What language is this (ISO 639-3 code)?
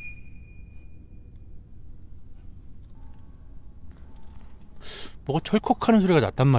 kor